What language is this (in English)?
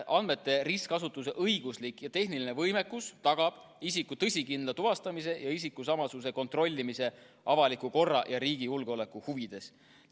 Estonian